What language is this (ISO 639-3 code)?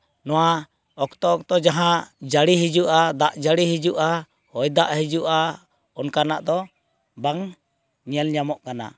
sat